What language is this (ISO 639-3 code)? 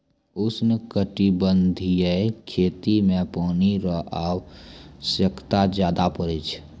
mai